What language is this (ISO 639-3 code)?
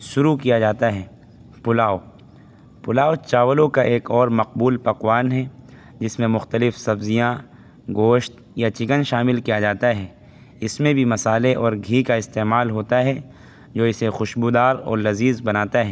urd